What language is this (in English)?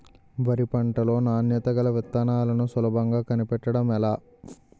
Telugu